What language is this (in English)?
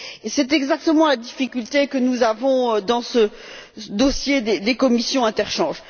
French